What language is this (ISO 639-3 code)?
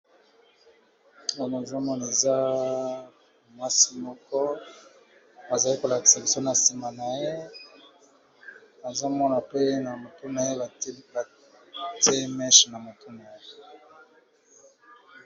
lin